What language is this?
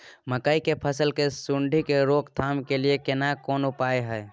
Maithili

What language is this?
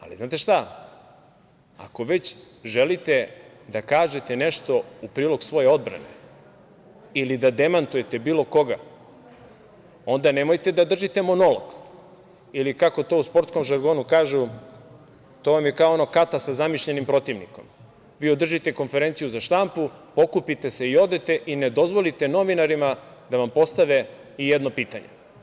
Serbian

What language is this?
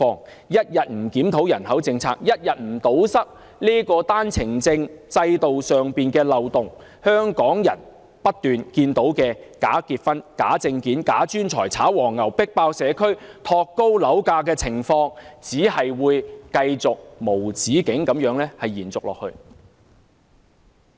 Cantonese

